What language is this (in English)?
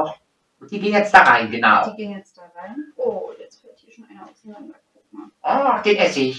German